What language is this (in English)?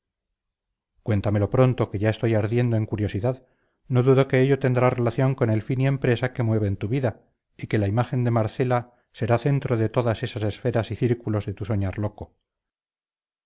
Spanish